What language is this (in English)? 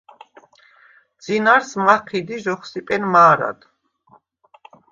Svan